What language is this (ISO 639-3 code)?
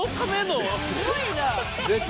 jpn